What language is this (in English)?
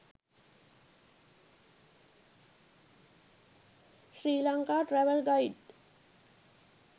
Sinhala